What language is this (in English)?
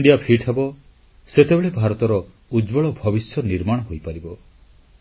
Odia